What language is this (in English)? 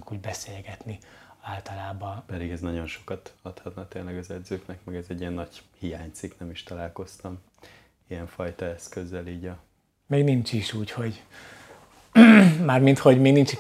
Hungarian